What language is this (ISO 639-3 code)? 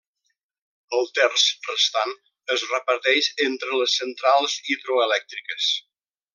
cat